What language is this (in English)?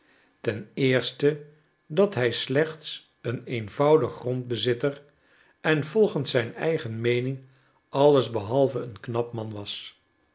Dutch